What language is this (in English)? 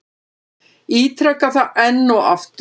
Icelandic